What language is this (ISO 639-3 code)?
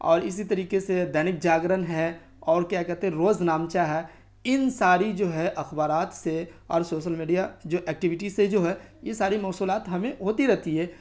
urd